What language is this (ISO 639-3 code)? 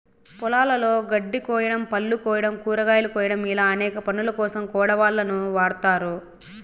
tel